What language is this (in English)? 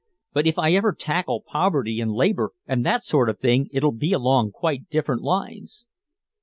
English